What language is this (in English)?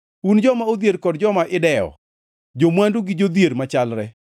Luo (Kenya and Tanzania)